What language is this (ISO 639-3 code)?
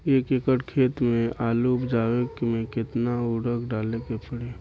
bho